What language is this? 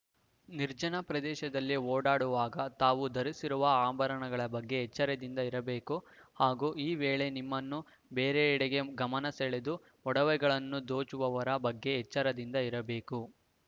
Kannada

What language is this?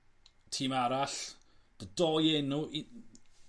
Welsh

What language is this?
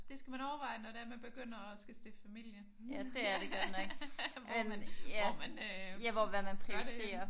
Danish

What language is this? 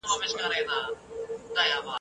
Pashto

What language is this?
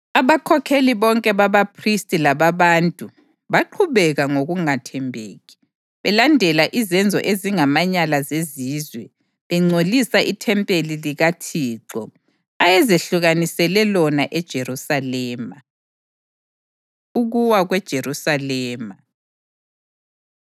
North Ndebele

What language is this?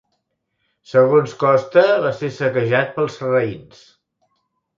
Catalan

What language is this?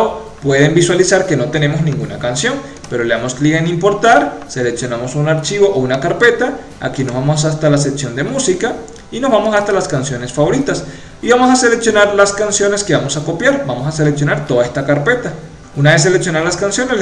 Spanish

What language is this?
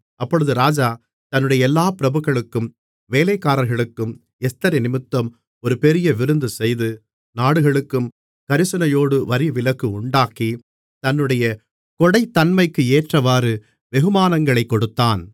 Tamil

